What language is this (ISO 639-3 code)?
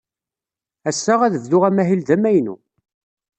kab